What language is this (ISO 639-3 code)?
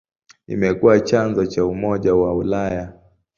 swa